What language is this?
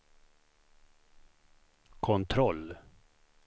Swedish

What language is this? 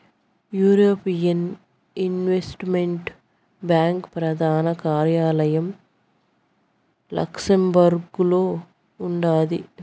Telugu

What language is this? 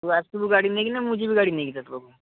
Odia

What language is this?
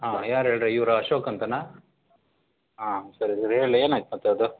Kannada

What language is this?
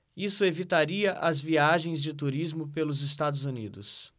Portuguese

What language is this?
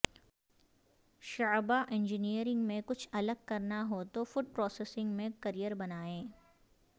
Urdu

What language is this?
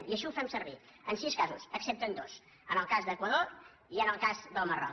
Catalan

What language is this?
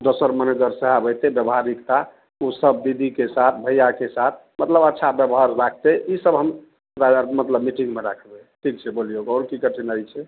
Maithili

